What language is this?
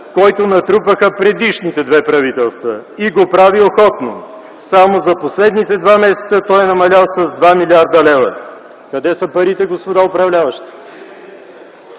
Bulgarian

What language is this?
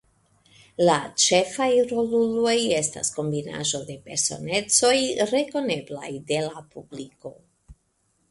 Esperanto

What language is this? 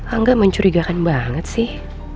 Indonesian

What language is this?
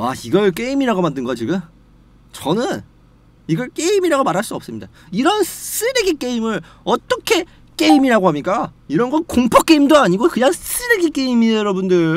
Korean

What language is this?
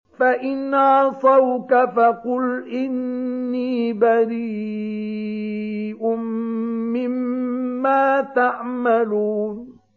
Arabic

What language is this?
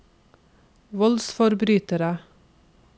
Norwegian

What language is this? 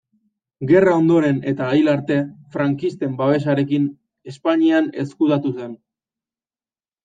Basque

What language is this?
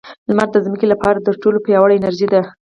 Pashto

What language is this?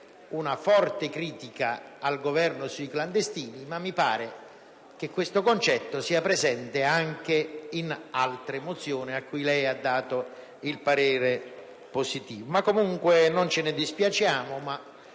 Italian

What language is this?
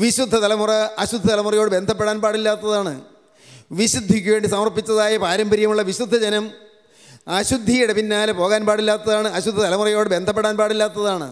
Malayalam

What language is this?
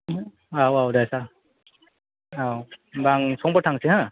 Bodo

